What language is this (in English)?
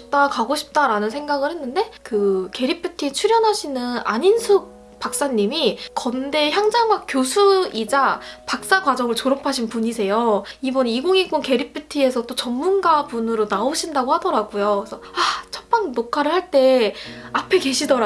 Korean